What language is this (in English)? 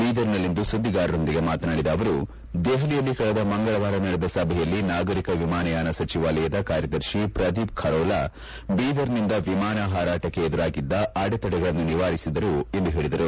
Kannada